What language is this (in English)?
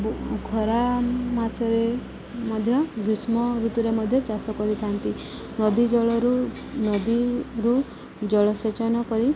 Odia